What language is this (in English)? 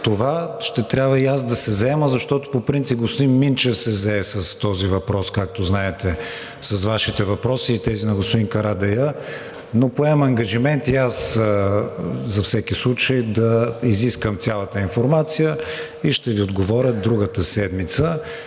Bulgarian